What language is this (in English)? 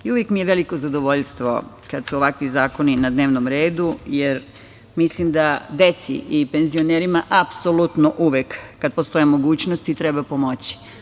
Serbian